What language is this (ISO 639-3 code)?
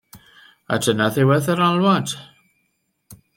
cym